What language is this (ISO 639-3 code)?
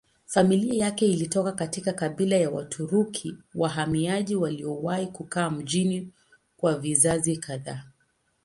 swa